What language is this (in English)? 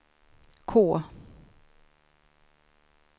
Swedish